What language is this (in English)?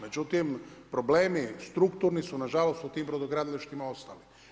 Croatian